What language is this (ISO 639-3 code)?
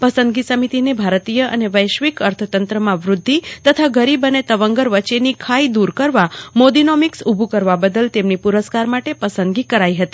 guj